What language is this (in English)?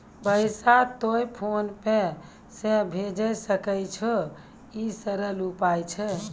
Maithili